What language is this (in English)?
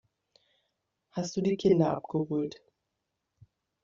German